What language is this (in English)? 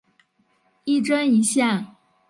Chinese